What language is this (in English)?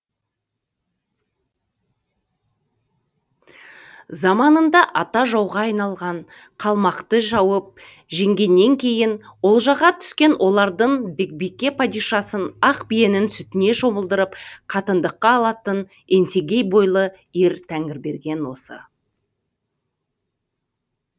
Kazakh